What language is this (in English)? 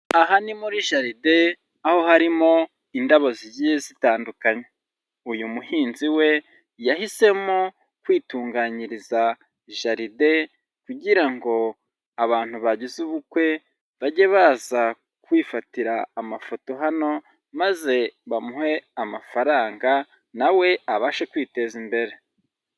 Kinyarwanda